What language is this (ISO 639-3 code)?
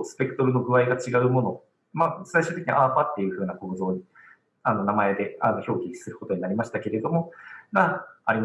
jpn